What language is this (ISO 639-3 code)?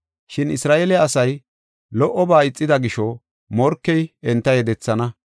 gof